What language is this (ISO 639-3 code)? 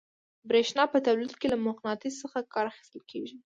pus